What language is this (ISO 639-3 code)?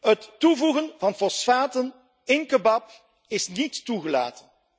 nld